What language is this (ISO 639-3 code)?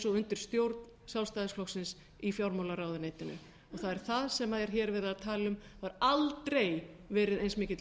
isl